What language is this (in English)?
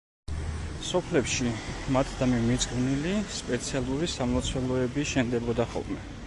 Georgian